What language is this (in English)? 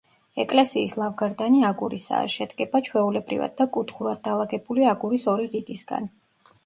Georgian